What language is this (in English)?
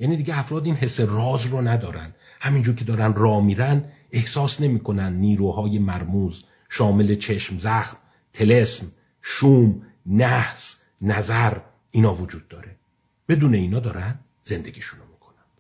Persian